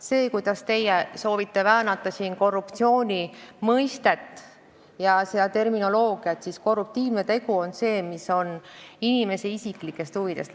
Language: Estonian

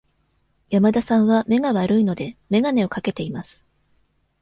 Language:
Japanese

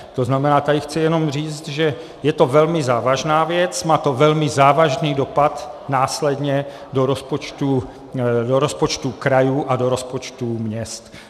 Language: Czech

